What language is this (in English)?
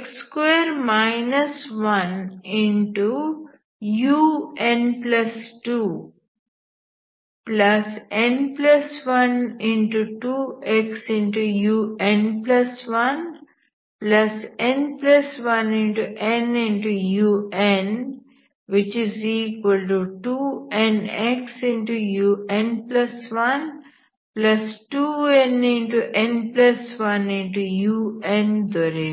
Kannada